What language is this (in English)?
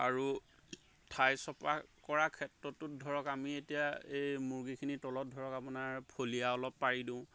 Assamese